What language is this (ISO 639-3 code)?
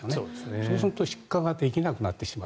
jpn